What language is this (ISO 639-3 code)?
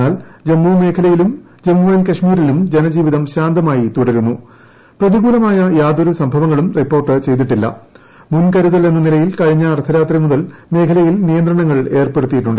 mal